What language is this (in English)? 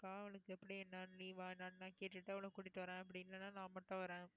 Tamil